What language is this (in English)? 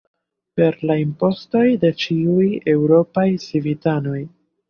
Esperanto